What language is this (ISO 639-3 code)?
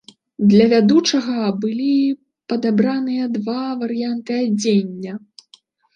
bel